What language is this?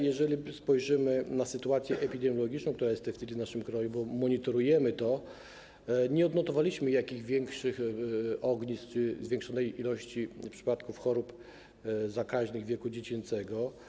Polish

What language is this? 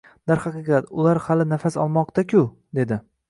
Uzbek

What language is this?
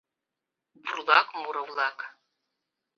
Mari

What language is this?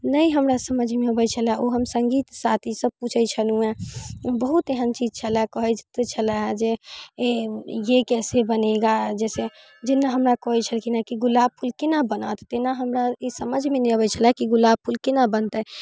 Maithili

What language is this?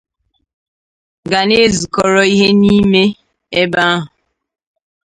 Igbo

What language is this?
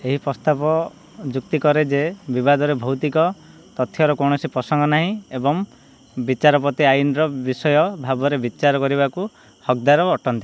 Odia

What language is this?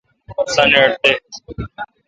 Kalkoti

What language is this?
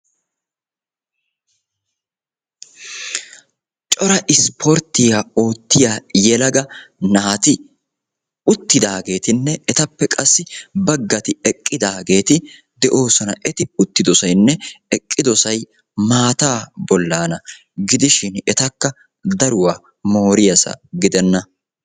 Wolaytta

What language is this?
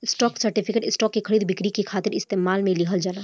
Bhojpuri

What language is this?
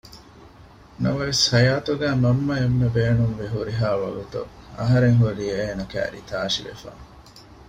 Divehi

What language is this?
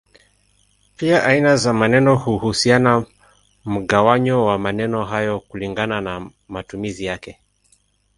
Swahili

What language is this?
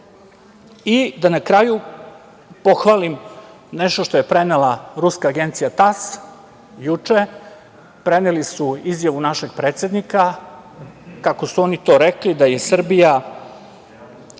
Serbian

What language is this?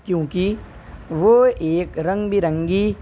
Urdu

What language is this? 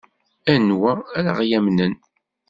Kabyle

